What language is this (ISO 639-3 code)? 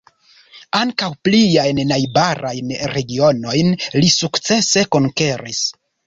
epo